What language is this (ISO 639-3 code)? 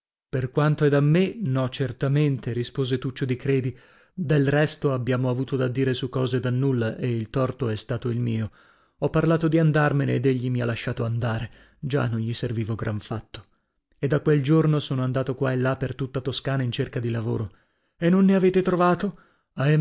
ita